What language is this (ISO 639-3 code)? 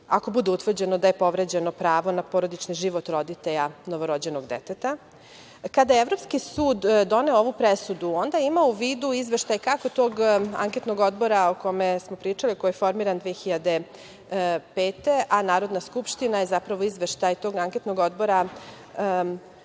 srp